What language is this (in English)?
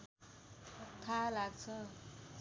Nepali